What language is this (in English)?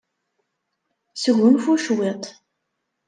Kabyle